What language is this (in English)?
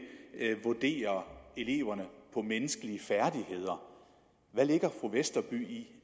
Danish